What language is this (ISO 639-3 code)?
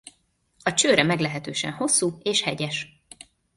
hun